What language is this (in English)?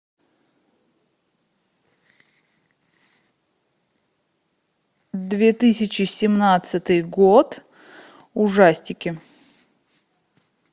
Russian